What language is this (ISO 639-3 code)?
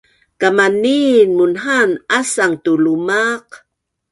bnn